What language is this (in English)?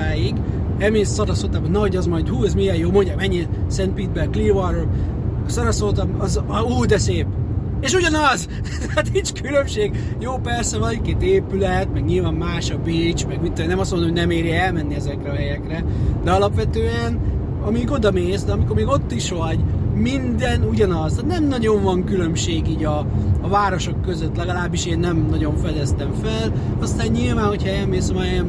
Hungarian